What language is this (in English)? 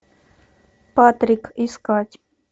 Russian